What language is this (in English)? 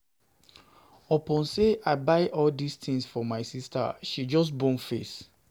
Nigerian Pidgin